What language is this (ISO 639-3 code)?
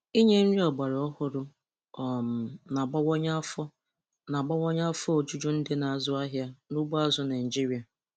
ibo